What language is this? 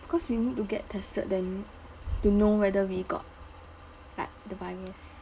English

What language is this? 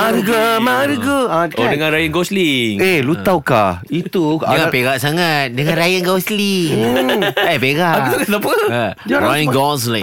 Malay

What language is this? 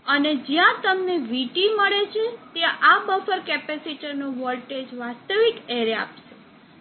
Gujarati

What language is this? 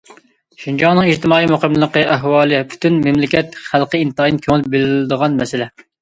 Uyghur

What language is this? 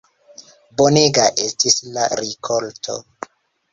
Esperanto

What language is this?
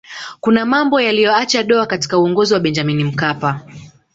Swahili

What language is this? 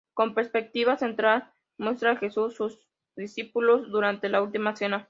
Spanish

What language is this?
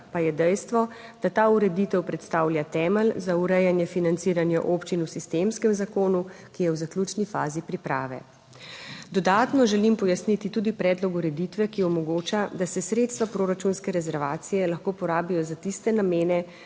Slovenian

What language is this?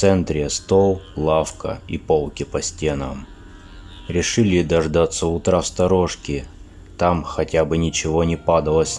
Russian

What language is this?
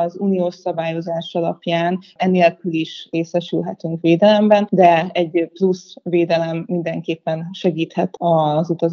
Hungarian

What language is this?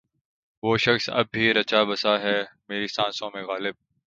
Urdu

